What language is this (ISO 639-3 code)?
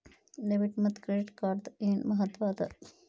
kan